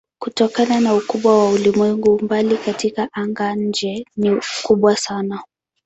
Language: Swahili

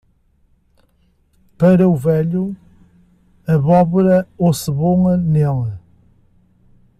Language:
Portuguese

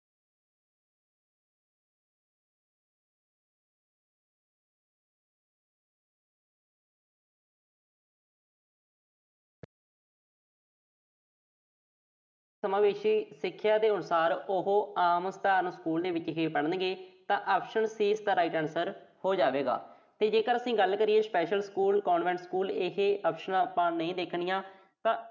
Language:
Punjabi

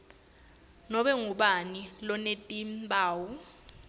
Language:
Swati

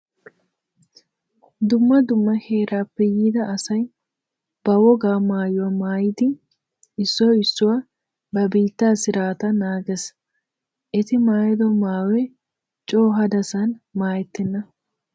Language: Wolaytta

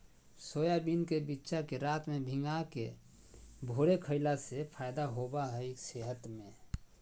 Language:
Magahi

